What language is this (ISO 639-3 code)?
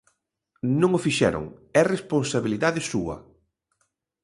glg